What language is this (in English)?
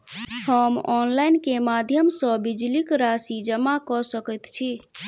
Maithili